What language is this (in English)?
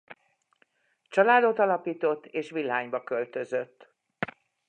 Hungarian